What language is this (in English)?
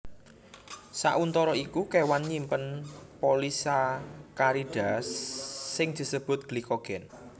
Javanese